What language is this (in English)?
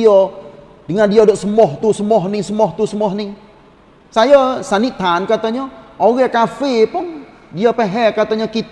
Malay